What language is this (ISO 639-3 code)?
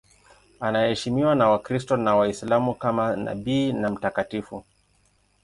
swa